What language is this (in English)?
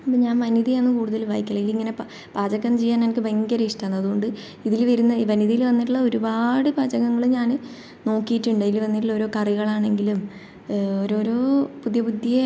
Malayalam